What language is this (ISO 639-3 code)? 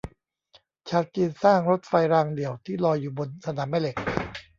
tha